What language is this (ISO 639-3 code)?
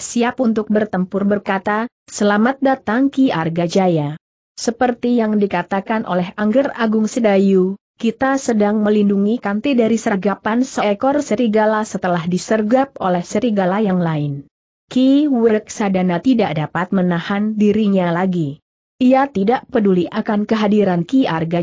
ind